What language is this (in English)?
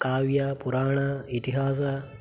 Sanskrit